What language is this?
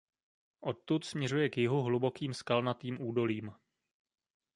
Czech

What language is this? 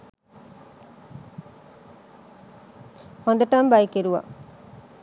Sinhala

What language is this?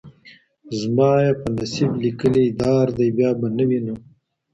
Pashto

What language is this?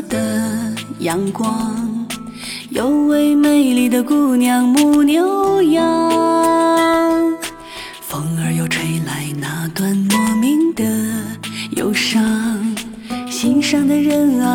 Chinese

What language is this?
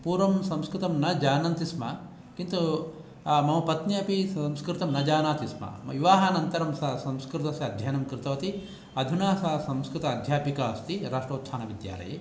Sanskrit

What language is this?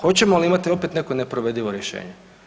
Croatian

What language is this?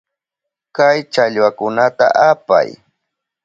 Southern Pastaza Quechua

